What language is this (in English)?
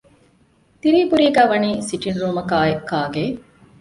Divehi